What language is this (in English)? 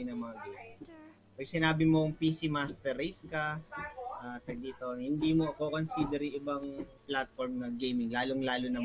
Filipino